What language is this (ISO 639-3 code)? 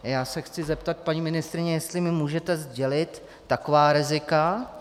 ces